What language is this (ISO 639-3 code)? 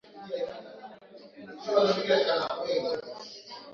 swa